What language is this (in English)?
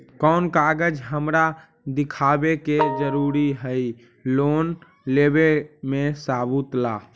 Magahi